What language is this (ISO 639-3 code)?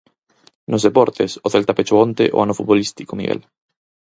glg